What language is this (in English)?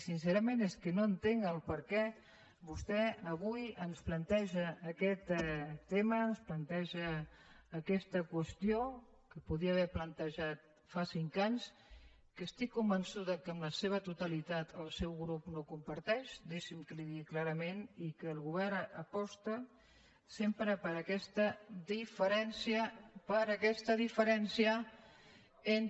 Catalan